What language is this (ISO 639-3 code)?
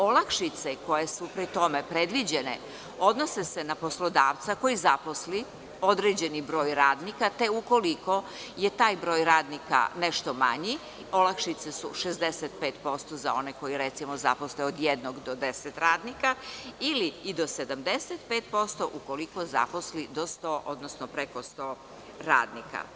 srp